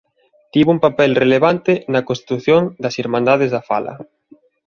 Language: Galician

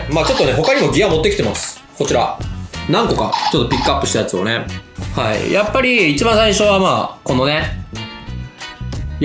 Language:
Japanese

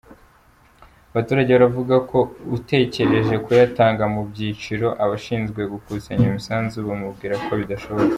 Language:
Kinyarwanda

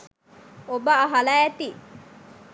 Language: Sinhala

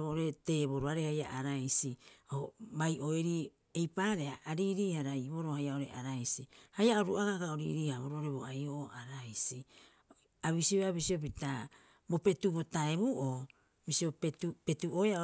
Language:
Rapoisi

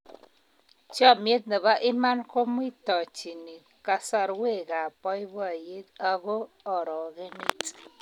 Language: Kalenjin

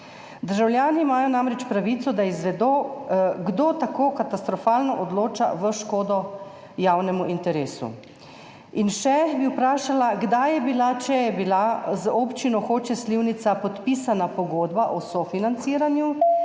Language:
Slovenian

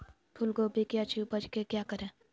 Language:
Magahi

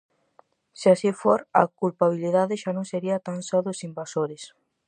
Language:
Galician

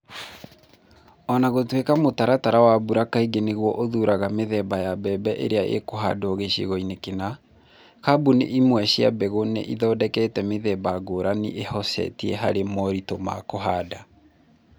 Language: Kikuyu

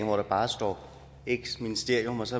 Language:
Danish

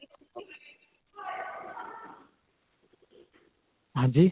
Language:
Punjabi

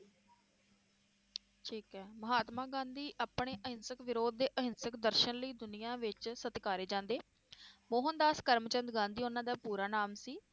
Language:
Punjabi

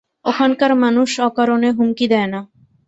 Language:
Bangla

